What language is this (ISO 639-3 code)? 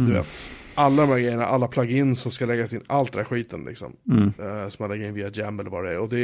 swe